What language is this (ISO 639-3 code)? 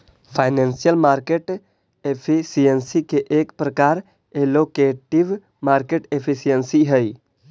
mag